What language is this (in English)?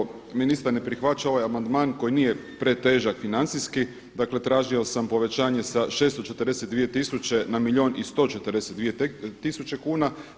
Croatian